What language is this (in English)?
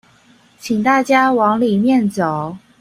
Chinese